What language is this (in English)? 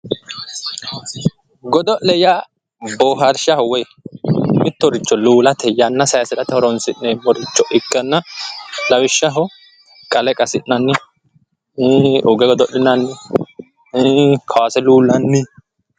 Sidamo